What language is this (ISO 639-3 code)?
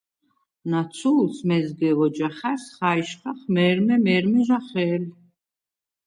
sva